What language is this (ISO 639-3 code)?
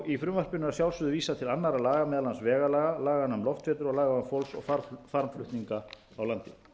isl